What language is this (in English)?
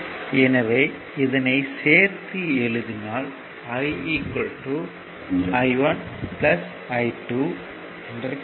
Tamil